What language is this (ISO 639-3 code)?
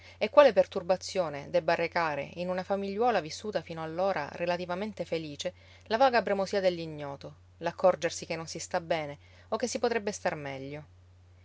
ita